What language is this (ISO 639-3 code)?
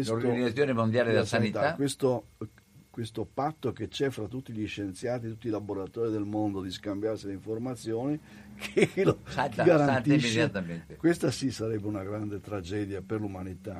ita